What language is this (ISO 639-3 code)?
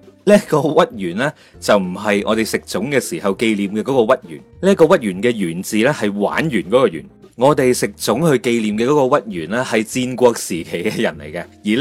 zho